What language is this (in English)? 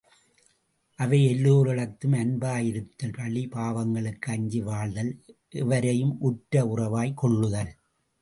Tamil